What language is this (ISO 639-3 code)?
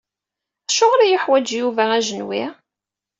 kab